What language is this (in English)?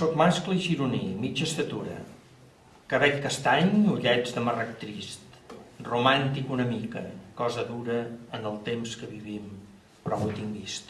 Catalan